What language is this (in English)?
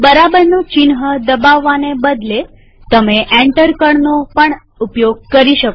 Gujarati